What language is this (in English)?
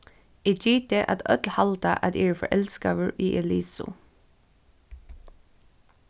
Faroese